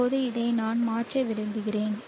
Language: Tamil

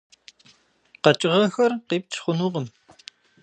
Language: Kabardian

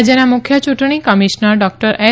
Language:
Gujarati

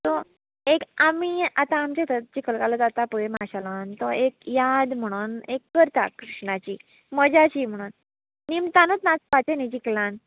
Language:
Konkani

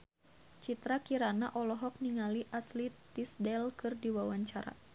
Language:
Sundanese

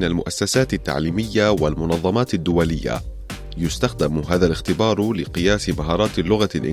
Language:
Arabic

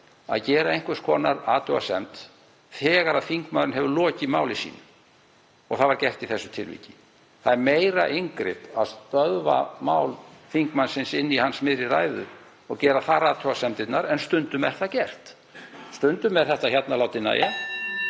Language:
Icelandic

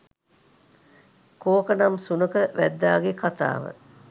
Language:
Sinhala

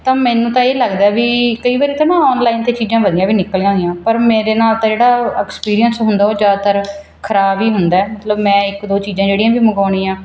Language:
Punjabi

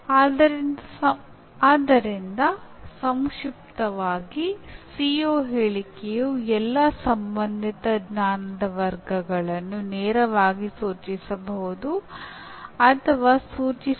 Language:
Kannada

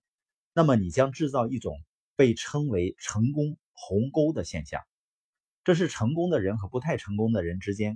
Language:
Chinese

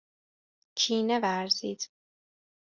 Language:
Persian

